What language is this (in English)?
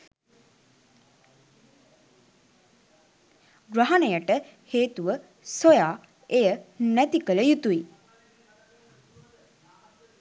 Sinhala